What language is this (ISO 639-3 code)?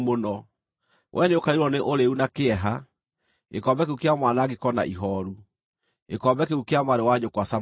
kik